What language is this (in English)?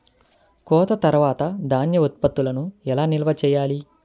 Telugu